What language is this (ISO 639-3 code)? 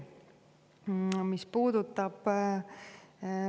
est